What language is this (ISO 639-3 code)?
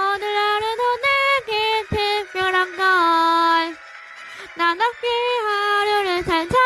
kor